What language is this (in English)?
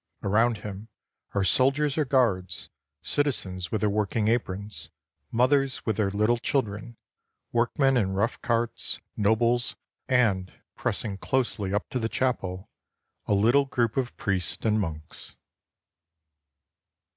English